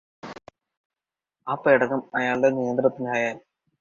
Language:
Malayalam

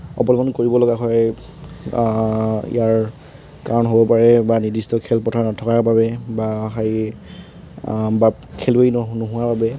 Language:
Assamese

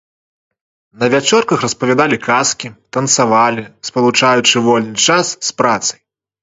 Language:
Belarusian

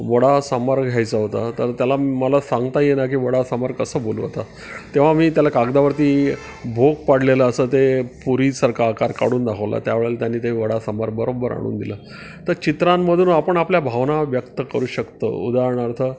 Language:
Marathi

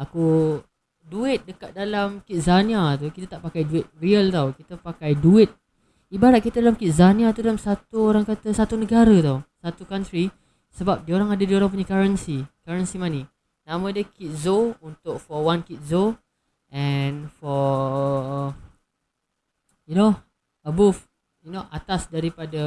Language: Malay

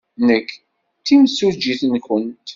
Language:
Kabyle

